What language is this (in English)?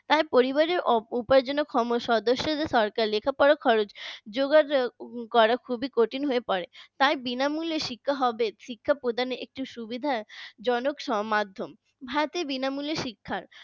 Bangla